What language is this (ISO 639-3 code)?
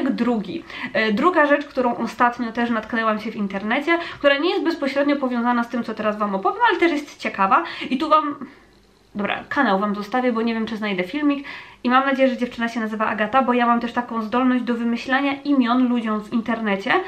pol